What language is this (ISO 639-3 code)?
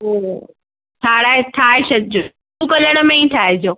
snd